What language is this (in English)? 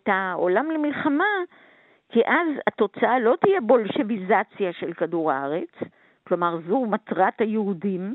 Hebrew